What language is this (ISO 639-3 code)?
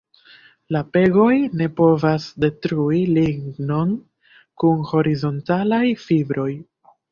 epo